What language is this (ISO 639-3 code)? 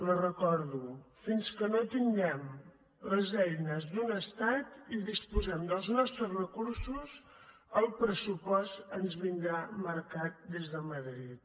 cat